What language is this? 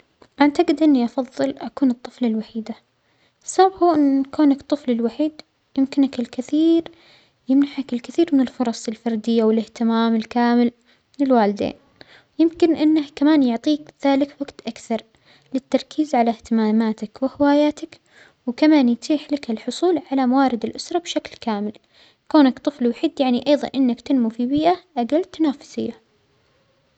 Omani Arabic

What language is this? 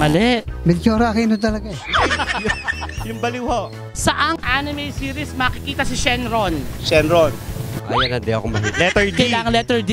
Filipino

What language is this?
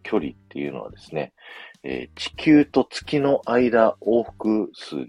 Japanese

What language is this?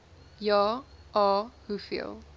Afrikaans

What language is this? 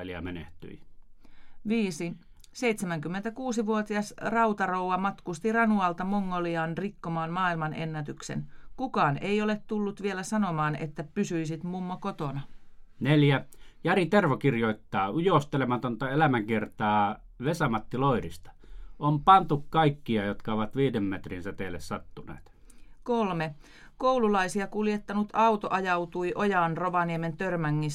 Finnish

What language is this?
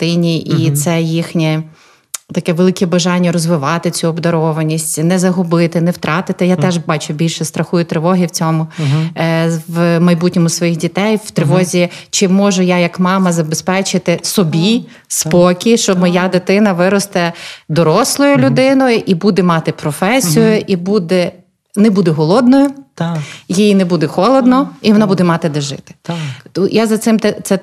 Ukrainian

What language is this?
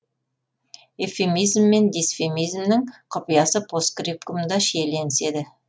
Kazakh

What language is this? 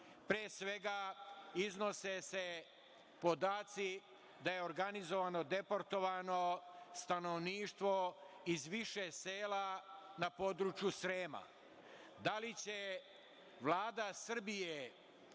Serbian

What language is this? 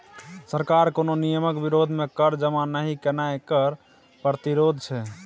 Maithili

